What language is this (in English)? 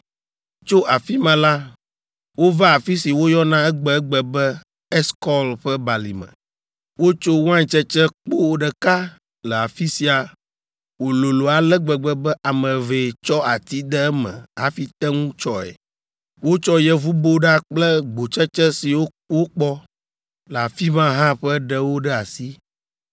Ewe